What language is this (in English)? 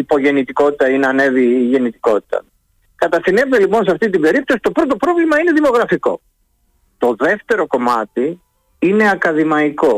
Greek